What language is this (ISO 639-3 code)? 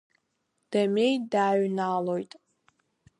abk